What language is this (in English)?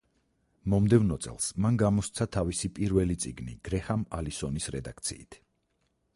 Georgian